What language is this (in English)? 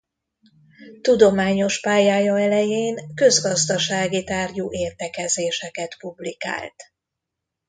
Hungarian